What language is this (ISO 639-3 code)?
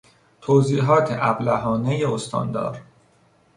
fas